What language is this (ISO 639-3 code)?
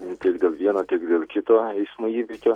lit